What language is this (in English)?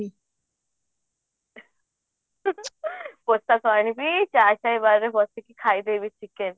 Odia